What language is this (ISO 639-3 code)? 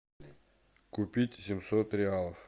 rus